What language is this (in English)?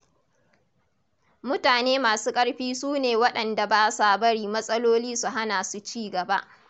Hausa